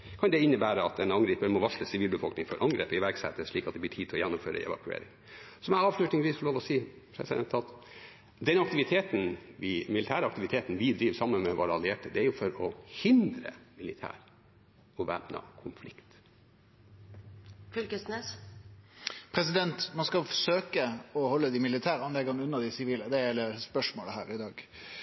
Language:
Norwegian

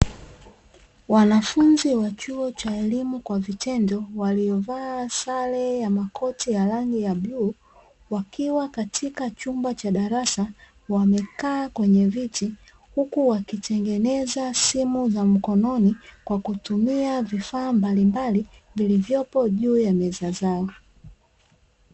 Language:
Swahili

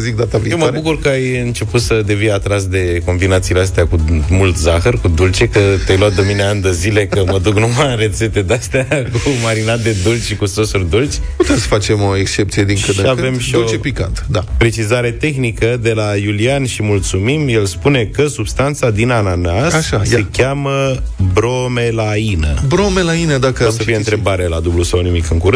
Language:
Romanian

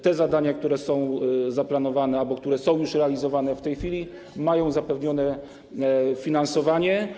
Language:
Polish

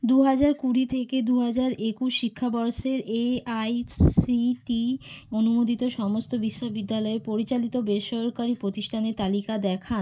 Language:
Bangla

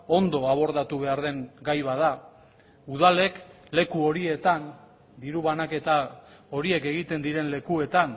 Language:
Basque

